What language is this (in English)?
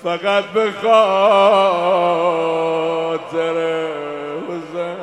Persian